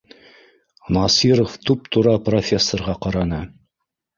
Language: Bashkir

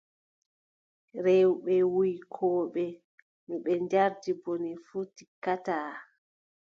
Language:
Adamawa Fulfulde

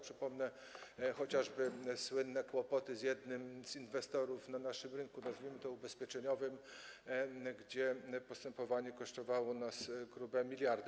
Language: Polish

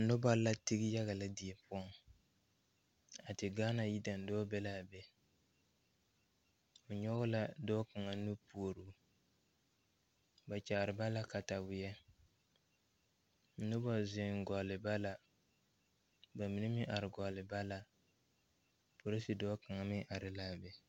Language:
Southern Dagaare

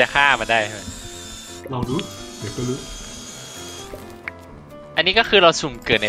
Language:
Thai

